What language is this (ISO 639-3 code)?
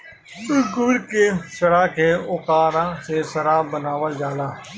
bho